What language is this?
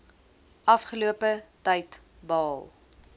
Afrikaans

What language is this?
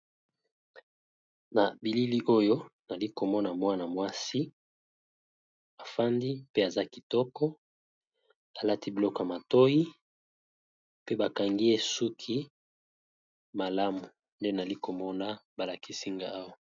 Lingala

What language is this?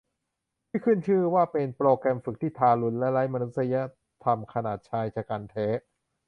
Thai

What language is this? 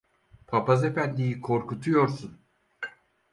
Turkish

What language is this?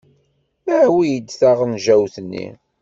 Kabyle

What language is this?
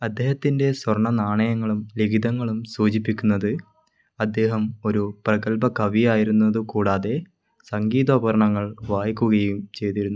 Malayalam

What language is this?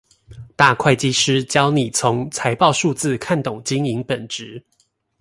Chinese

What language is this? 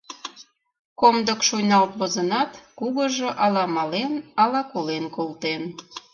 Mari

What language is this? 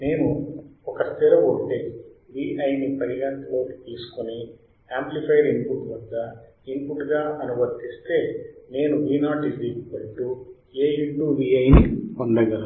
Telugu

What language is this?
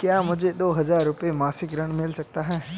Hindi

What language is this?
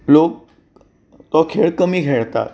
Konkani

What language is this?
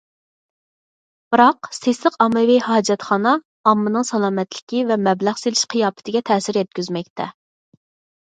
Uyghur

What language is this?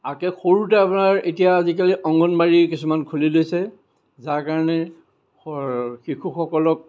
Assamese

